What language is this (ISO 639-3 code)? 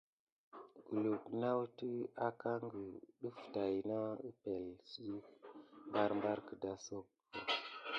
gid